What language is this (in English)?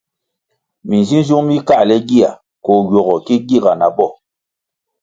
Kwasio